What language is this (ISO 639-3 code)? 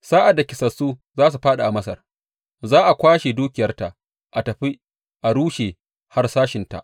hau